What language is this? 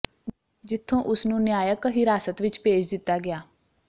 Punjabi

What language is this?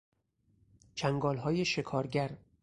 Persian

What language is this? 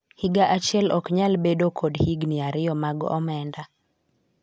Luo (Kenya and Tanzania)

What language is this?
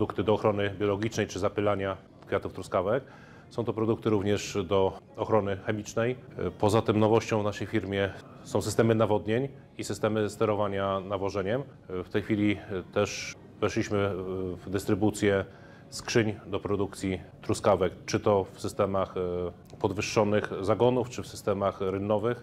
Polish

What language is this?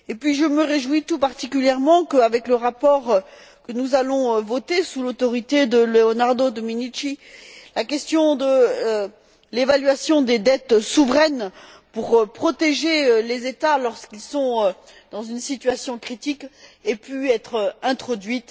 French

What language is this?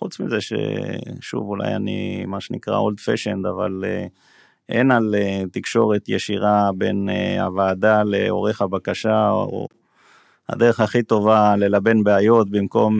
Hebrew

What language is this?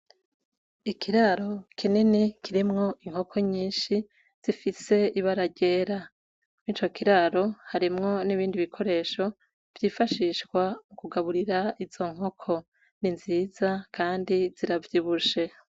Rundi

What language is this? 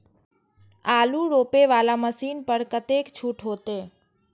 Maithili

